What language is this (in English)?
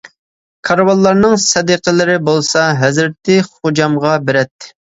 Uyghur